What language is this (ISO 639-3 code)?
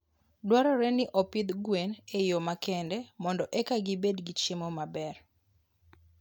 luo